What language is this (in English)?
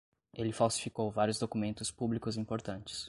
Portuguese